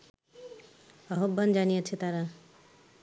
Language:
Bangla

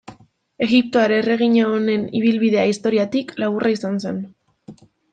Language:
Basque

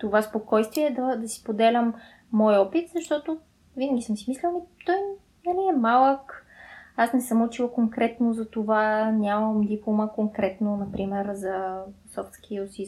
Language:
Bulgarian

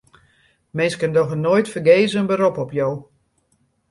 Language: Western Frisian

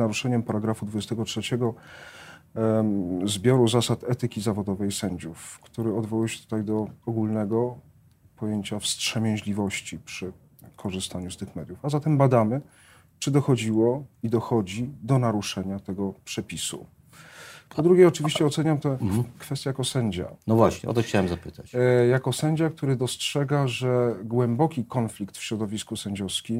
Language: Polish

